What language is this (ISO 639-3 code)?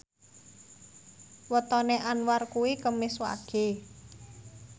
jav